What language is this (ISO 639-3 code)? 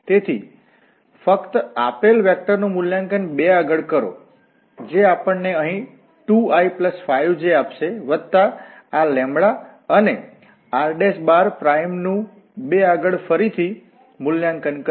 guj